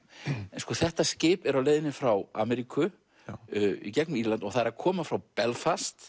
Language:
Icelandic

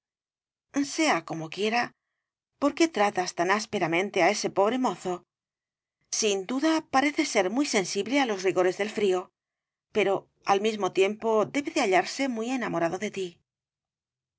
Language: Spanish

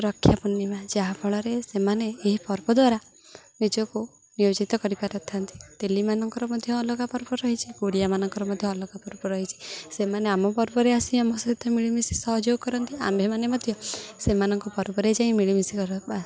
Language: Odia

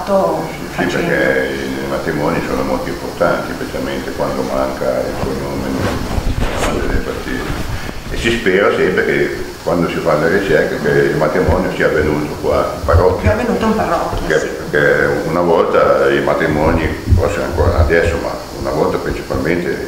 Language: Italian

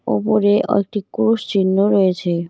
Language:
Bangla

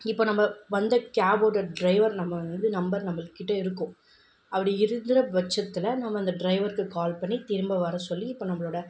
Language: Tamil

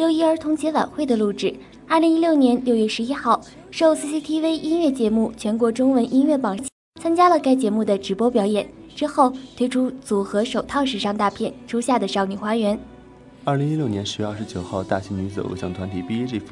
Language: Chinese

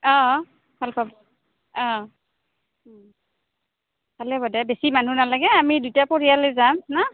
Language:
Assamese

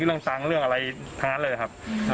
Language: Thai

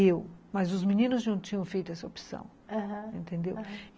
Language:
Portuguese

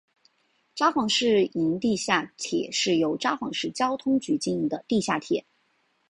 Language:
Chinese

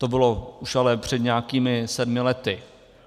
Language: Czech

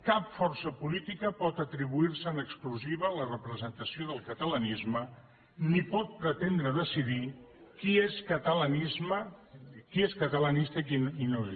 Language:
Catalan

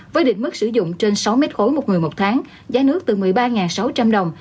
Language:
Vietnamese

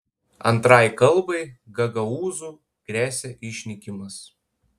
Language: Lithuanian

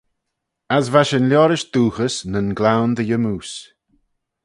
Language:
Manx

